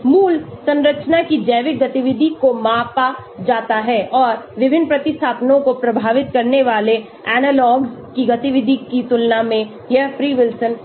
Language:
Hindi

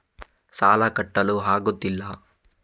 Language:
Kannada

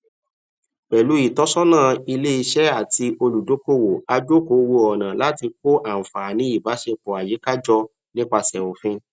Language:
Yoruba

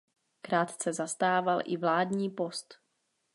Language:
Czech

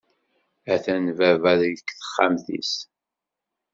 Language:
Kabyle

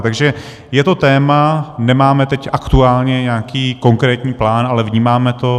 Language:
Czech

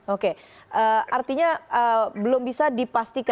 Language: Indonesian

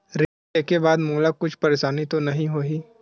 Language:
Chhattisgarhi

